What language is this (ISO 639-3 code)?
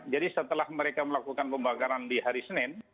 ind